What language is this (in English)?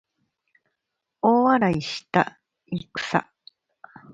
Japanese